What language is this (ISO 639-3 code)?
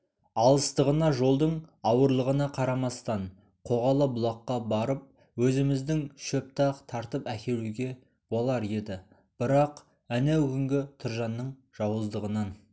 kaz